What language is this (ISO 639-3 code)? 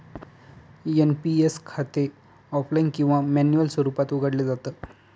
mar